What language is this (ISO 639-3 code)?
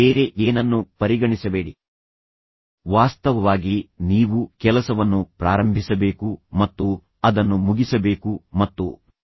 kan